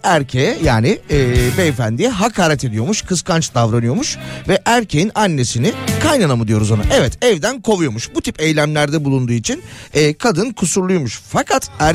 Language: Turkish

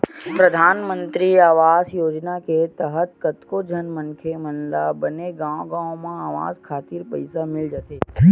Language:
Chhattisgarhi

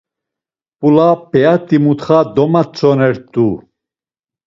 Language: Laz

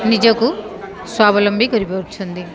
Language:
Odia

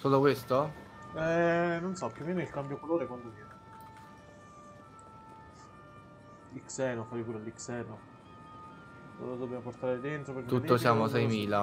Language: Italian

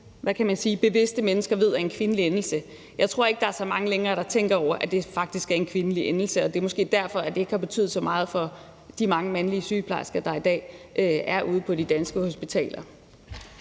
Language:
Danish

